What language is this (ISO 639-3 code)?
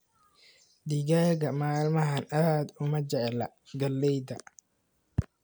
som